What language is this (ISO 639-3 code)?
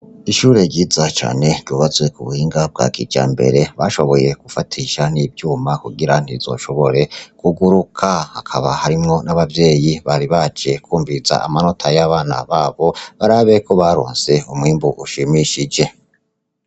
run